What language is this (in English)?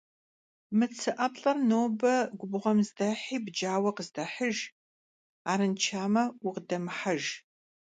Kabardian